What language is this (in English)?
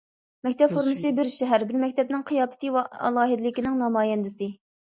Uyghur